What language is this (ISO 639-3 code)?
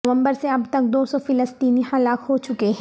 urd